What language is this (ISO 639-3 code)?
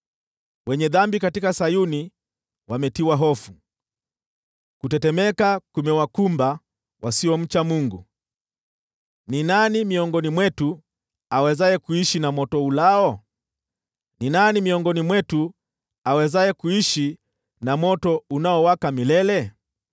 swa